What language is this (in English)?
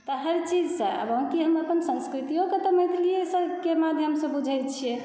Maithili